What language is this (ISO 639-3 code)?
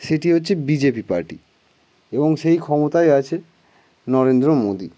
ben